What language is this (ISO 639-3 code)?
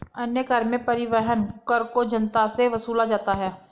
hin